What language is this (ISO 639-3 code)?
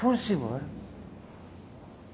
por